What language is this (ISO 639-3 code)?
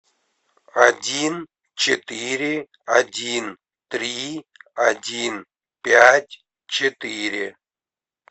rus